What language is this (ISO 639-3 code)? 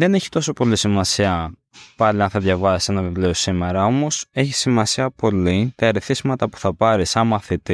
ell